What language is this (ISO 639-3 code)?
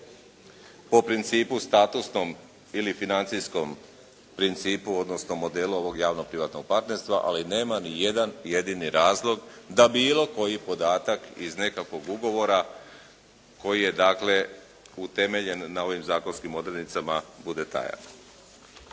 hrv